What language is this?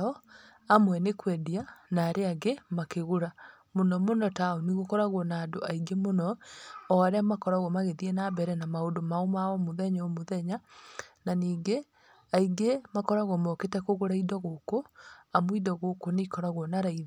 Kikuyu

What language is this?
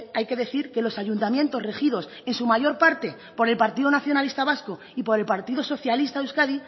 Spanish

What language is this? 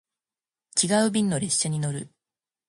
Japanese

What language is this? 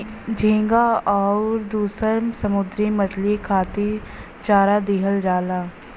Bhojpuri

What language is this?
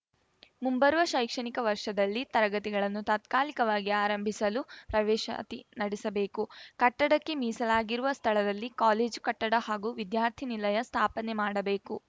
Kannada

